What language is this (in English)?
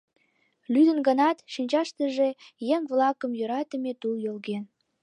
Mari